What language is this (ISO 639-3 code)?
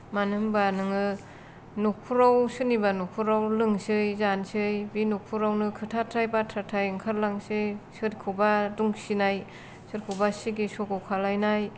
brx